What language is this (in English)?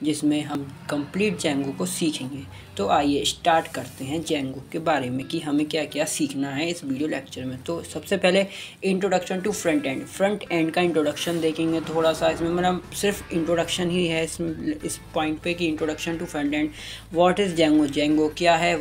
Hindi